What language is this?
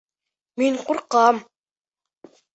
Bashkir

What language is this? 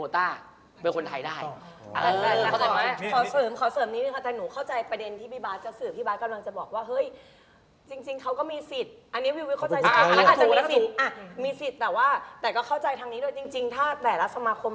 Thai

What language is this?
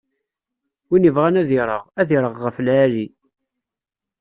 Kabyle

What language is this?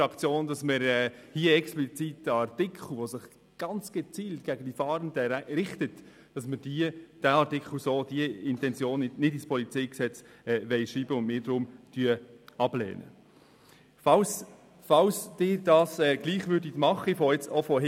Swiss German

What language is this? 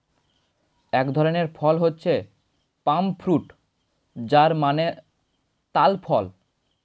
Bangla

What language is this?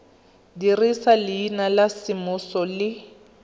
Tswana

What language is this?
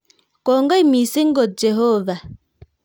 Kalenjin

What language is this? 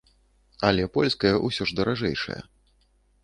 Belarusian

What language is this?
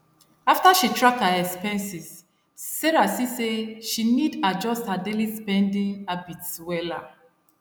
Nigerian Pidgin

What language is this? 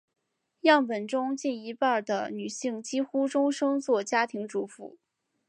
Chinese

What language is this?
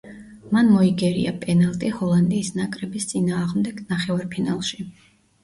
Georgian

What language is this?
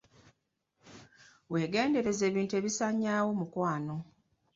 Ganda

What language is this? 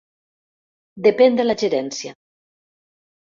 Catalan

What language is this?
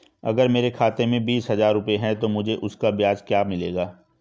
Hindi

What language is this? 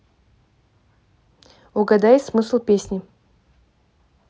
Russian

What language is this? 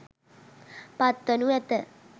Sinhala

